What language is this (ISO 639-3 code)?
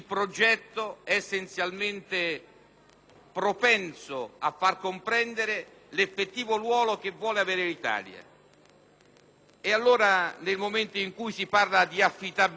ita